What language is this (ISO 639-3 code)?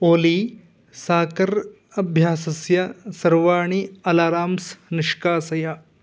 san